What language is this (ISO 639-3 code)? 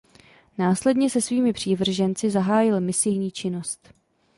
ces